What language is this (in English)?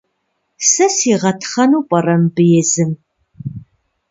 Kabardian